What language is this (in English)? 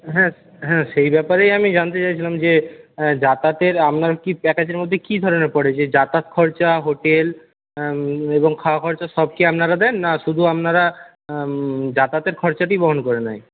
Bangla